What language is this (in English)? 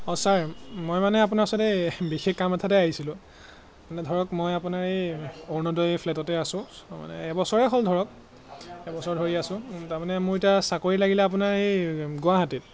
Assamese